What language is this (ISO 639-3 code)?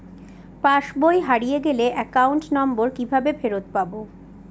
ben